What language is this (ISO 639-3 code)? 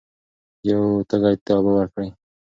pus